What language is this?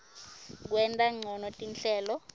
Swati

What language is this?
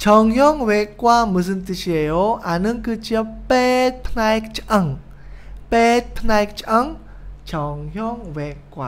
Korean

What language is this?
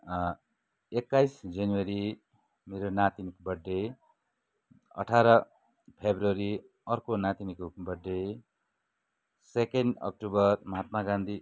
Nepali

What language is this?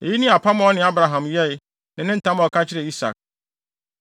Akan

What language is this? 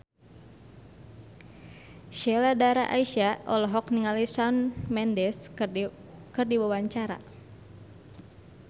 Sundanese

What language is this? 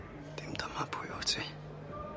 Welsh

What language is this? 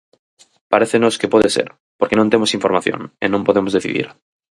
Galician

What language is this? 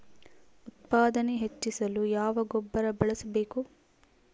Kannada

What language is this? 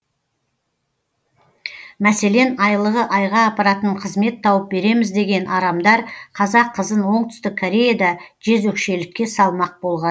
Kazakh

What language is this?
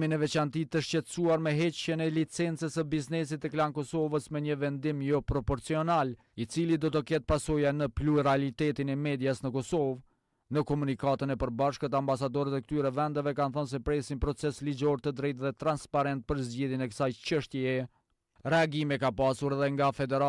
Romanian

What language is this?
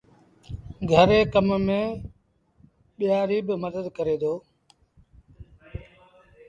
Sindhi Bhil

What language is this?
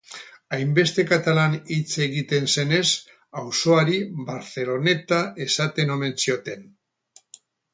Basque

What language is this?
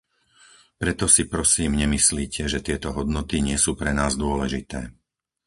Slovak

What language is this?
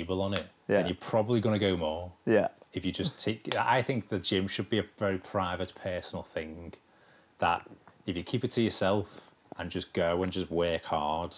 English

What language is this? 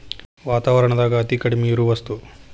Kannada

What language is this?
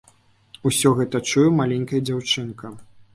Belarusian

